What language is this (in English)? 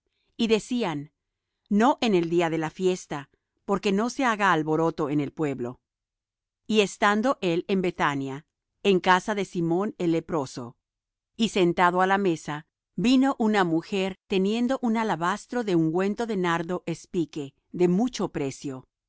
Spanish